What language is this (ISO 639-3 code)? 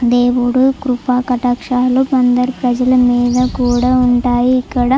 tel